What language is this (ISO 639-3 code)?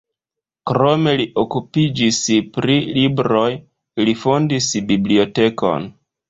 epo